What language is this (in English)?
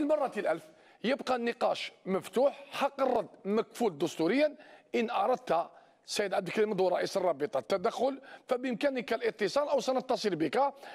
Arabic